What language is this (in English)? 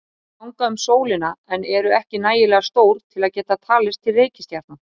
Icelandic